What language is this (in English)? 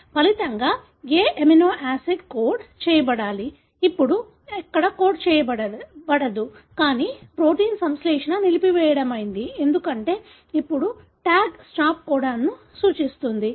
Telugu